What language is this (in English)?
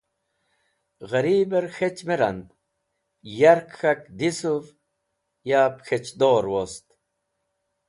Wakhi